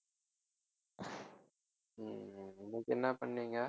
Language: Tamil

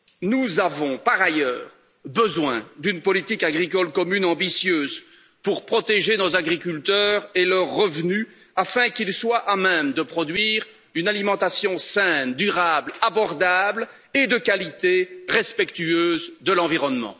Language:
French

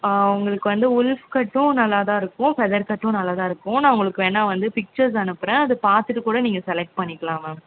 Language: Tamil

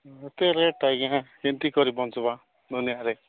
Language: Odia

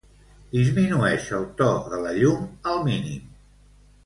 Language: Catalan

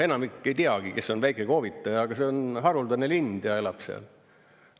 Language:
Estonian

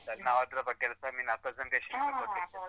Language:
Kannada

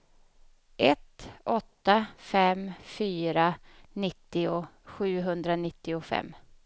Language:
Swedish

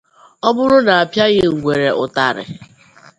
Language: Igbo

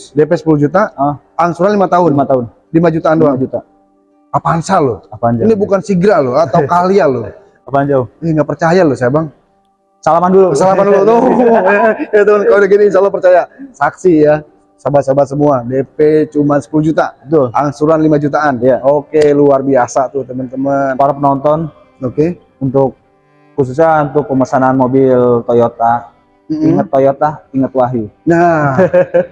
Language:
Indonesian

